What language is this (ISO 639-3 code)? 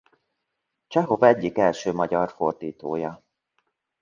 hun